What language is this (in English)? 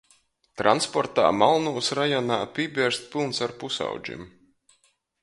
Latgalian